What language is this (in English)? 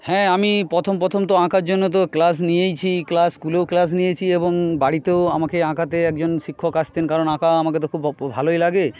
Bangla